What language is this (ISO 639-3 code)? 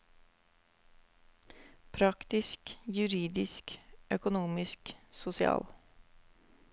nor